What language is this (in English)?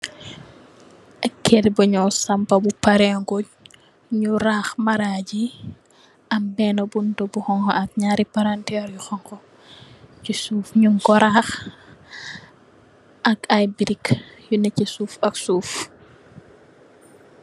Wolof